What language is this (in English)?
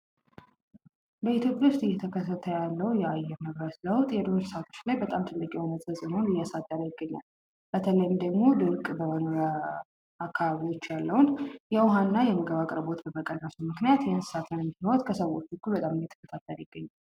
Amharic